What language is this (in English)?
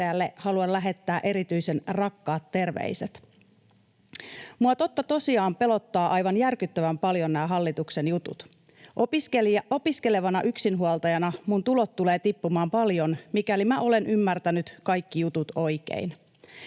Finnish